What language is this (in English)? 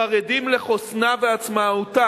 Hebrew